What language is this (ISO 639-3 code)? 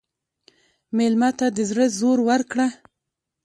pus